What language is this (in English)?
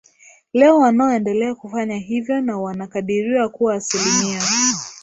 Swahili